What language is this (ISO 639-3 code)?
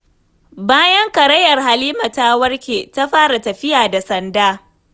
hau